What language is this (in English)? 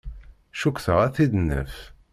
Kabyle